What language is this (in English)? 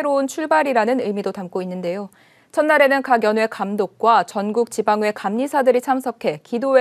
Korean